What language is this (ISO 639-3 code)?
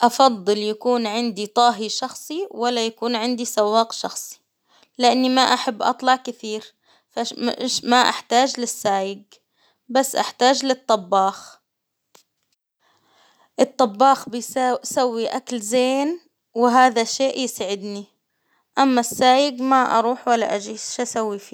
acw